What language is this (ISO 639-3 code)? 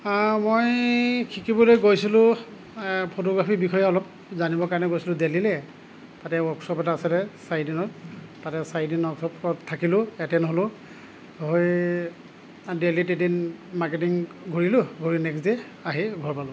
asm